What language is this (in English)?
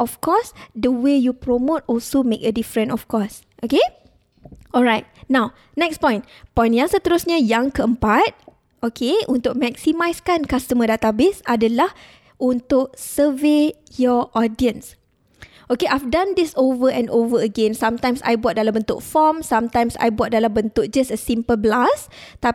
Malay